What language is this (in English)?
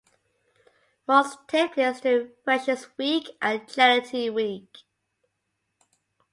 English